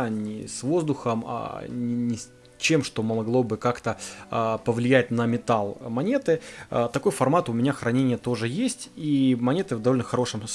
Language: Russian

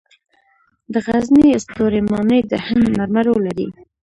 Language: Pashto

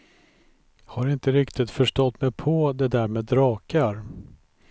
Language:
Swedish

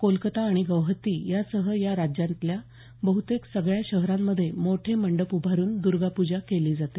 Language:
Marathi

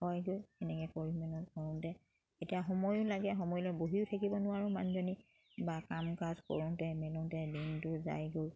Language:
Assamese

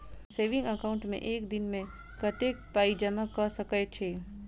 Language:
Maithili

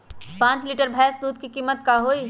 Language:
Magahi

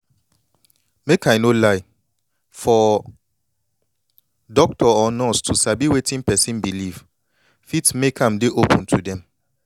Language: Nigerian Pidgin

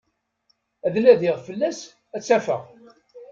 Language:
Kabyle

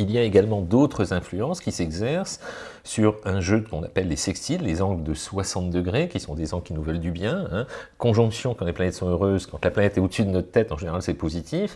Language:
French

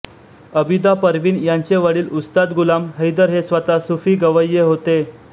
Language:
Marathi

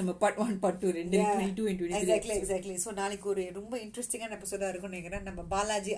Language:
Tamil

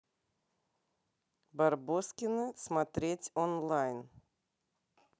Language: Russian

